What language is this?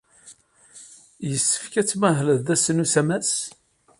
Kabyle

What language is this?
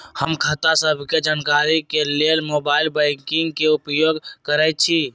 Magahi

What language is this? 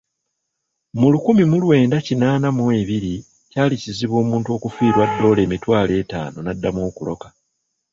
Ganda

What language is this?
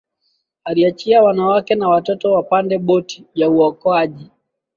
Swahili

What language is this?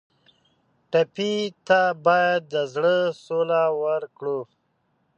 Pashto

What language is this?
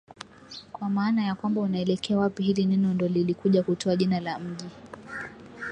Swahili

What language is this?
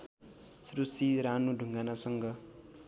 Nepali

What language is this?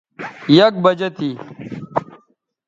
Bateri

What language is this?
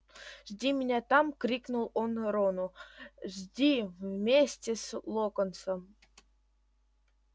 Russian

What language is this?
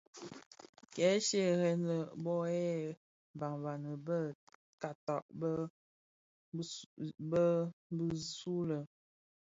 Bafia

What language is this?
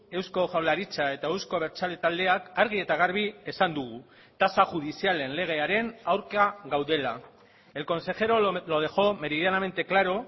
Basque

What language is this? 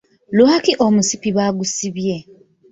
Ganda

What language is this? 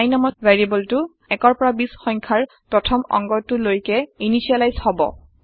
Assamese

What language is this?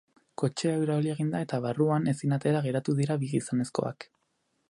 Basque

